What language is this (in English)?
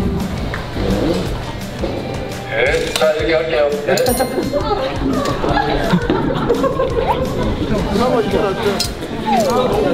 Korean